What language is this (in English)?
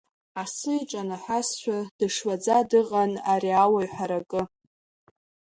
Abkhazian